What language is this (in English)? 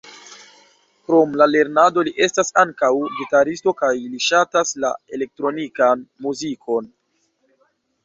Esperanto